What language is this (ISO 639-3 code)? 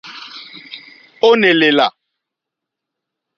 bri